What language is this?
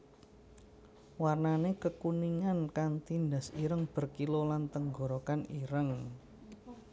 Javanese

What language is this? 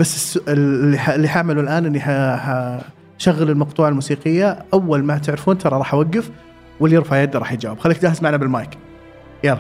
Arabic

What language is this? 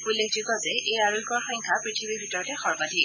Assamese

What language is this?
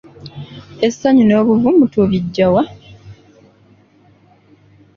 Ganda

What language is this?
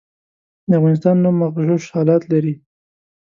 Pashto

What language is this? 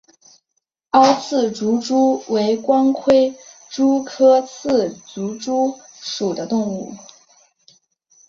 Chinese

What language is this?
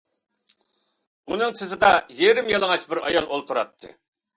Uyghur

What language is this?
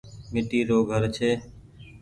Goaria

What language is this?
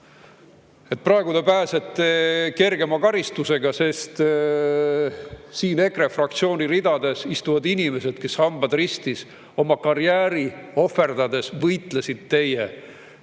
Estonian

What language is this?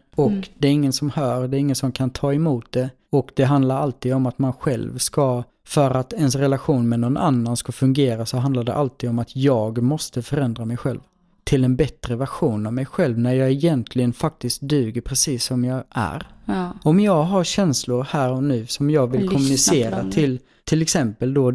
Swedish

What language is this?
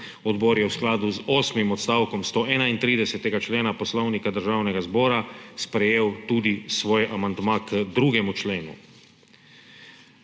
Slovenian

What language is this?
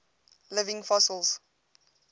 English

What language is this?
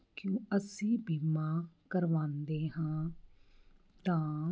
Punjabi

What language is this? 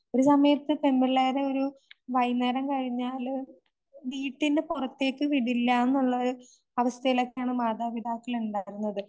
Malayalam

